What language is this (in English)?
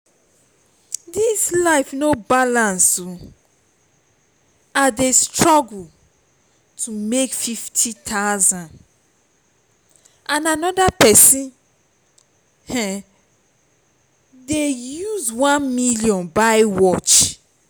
Nigerian Pidgin